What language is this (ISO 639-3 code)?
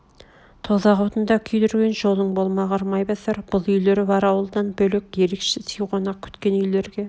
kaz